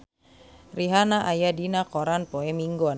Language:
Sundanese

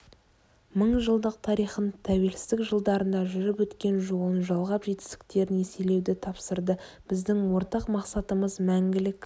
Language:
Kazakh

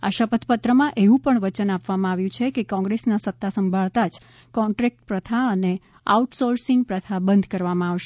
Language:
Gujarati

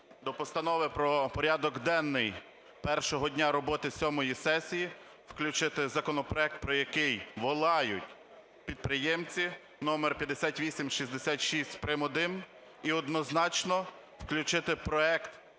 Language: Ukrainian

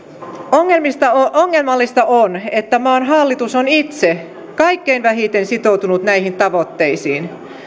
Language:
Finnish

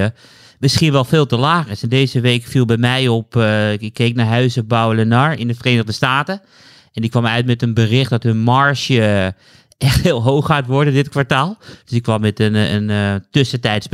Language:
Dutch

